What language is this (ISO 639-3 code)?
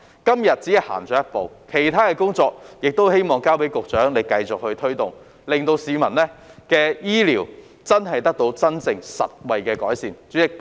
yue